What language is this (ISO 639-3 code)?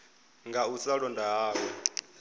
ven